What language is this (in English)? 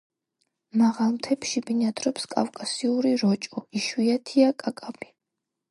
Georgian